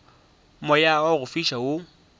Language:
Northern Sotho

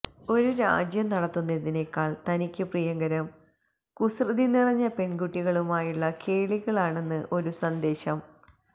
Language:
Malayalam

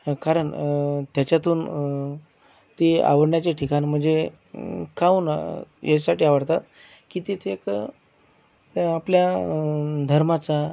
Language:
Marathi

